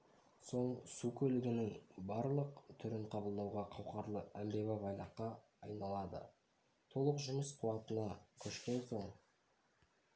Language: Kazakh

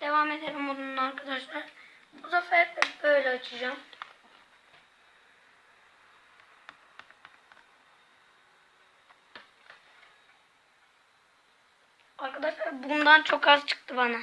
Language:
Turkish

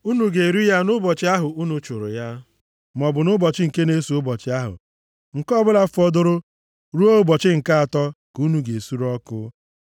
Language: Igbo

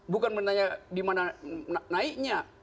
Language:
Indonesian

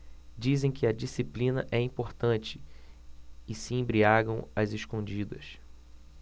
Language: Portuguese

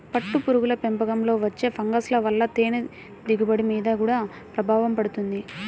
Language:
Telugu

